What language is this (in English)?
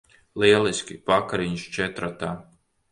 Latvian